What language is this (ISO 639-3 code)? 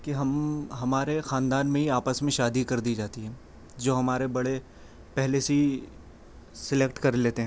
urd